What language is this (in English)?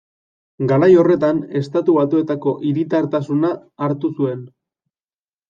Basque